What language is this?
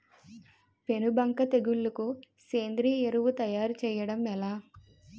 Telugu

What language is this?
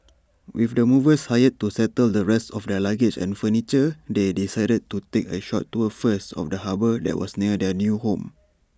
English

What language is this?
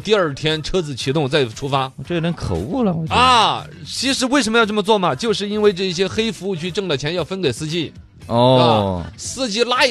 Chinese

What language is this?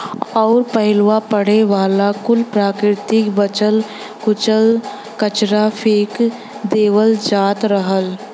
Bhojpuri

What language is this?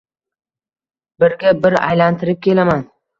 Uzbek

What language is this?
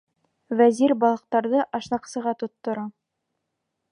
Bashkir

